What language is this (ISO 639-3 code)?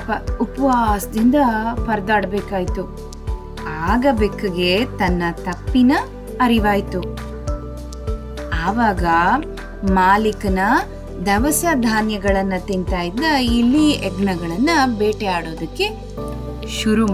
kan